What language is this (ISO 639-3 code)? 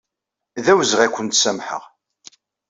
kab